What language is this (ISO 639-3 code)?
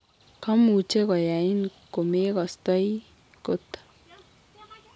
kln